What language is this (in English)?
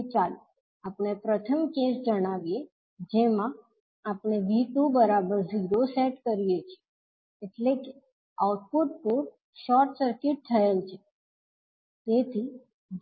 Gujarati